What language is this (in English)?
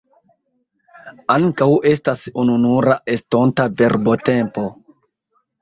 Esperanto